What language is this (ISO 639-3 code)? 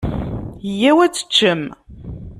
kab